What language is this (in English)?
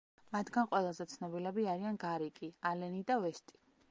Georgian